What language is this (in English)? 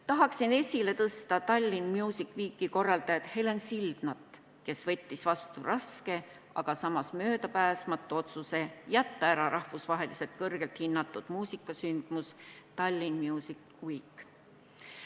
Estonian